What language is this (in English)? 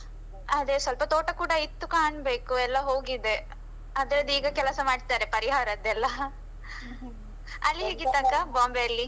Kannada